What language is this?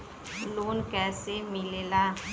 Bhojpuri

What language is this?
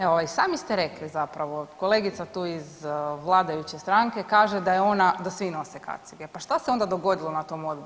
Croatian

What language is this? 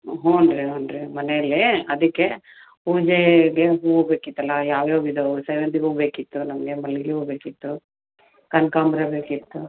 Kannada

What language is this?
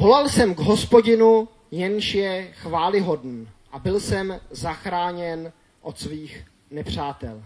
Czech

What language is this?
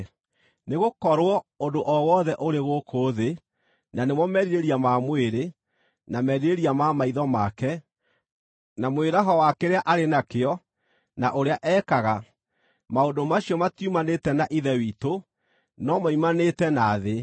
Kikuyu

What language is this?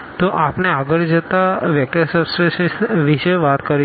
Gujarati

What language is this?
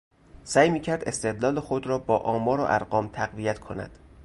Persian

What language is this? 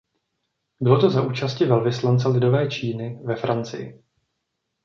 Czech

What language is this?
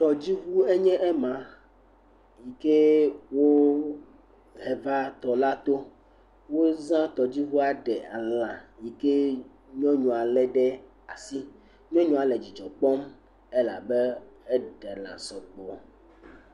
Ewe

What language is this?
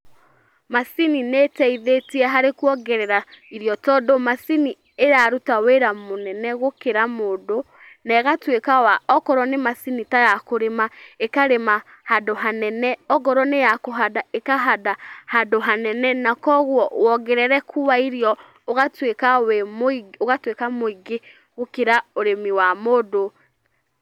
Kikuyu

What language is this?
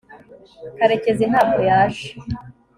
Kinyarwanda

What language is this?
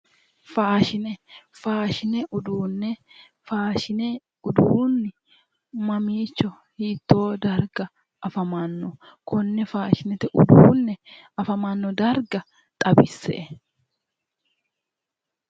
Sidamo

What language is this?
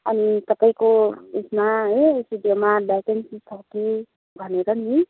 Nepali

